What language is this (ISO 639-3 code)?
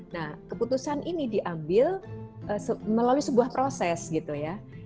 ind